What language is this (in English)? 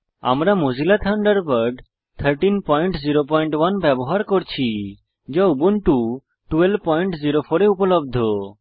Bangla